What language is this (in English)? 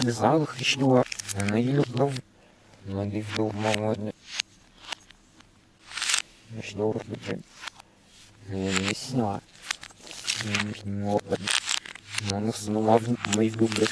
Russian